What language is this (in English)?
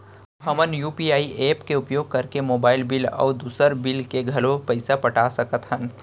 Chhattisgarhi